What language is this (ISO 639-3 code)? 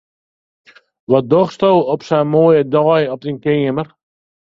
fry